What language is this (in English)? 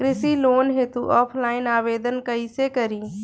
Bhojpuri